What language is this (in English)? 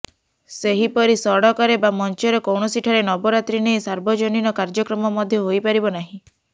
Odia